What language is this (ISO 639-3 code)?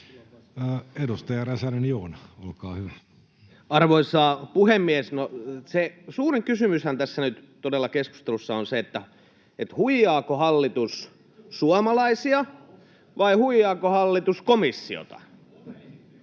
fin